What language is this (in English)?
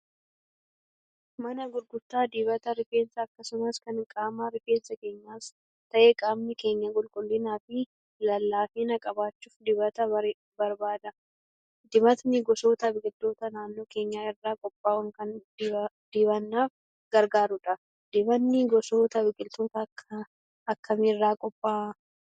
Oromo